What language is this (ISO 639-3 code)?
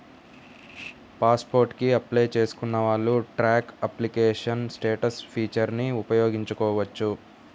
tel